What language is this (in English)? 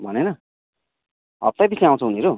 Nepali